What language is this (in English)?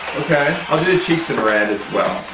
English